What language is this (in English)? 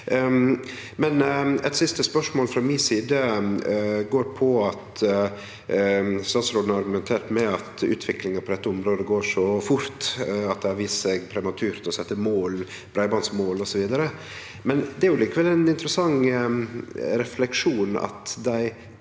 Norwegian